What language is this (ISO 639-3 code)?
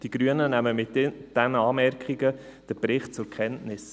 gsw